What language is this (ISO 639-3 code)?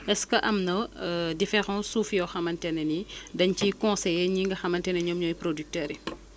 wol